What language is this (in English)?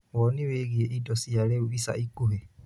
Kikuyu